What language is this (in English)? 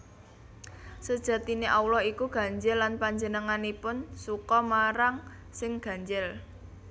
Javanese